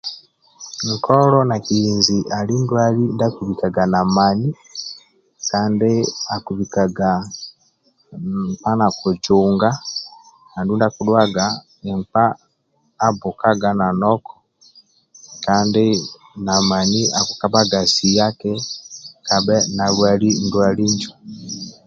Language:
Amba (Uganda)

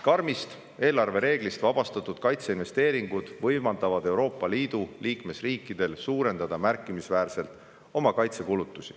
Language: Estonian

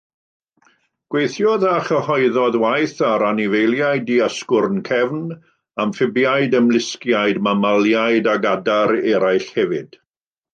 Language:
Welsh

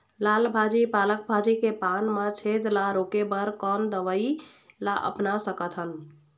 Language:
Chhattisgarhi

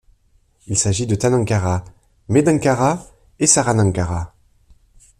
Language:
French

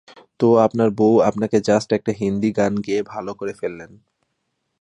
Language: Bangla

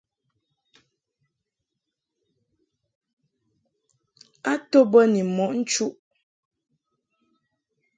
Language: Mungaka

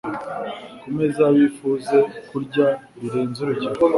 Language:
Kinyarwanda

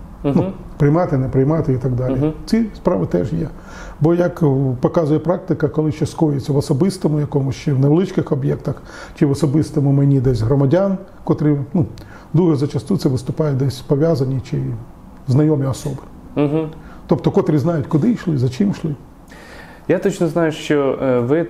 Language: Ukrainian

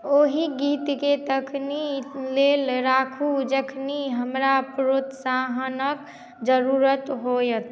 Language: Maithili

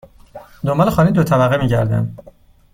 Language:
Persian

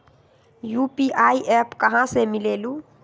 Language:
Magahi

